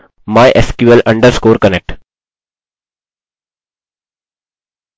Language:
Hindi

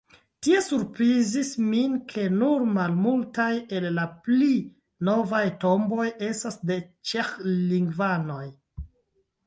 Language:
Esperanto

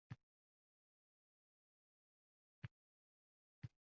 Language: Uzbek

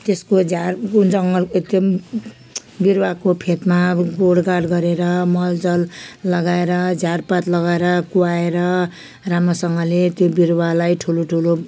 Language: Nepali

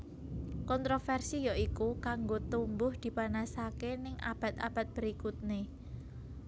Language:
Javanese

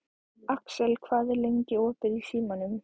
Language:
Icelandic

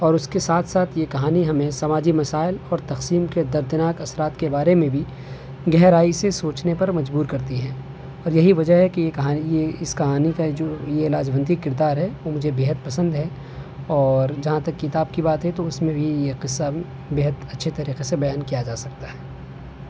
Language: Urdu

